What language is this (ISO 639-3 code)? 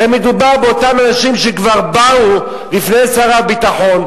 heb